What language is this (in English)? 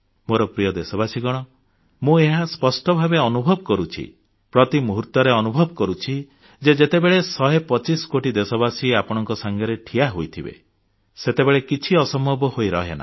Odia